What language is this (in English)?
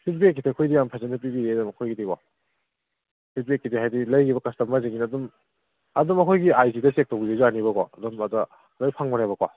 Manipuri